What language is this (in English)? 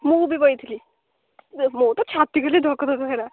Odia